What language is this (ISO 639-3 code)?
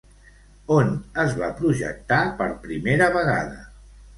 cat